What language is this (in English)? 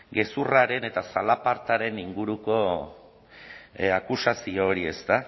Basque